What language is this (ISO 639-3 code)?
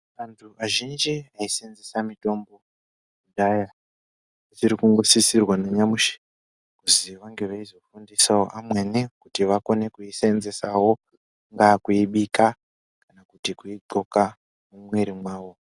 ndc